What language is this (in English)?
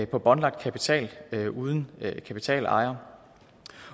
Danish